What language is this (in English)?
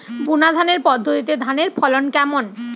Bangla